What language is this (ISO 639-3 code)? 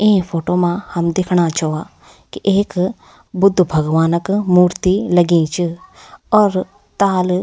gbm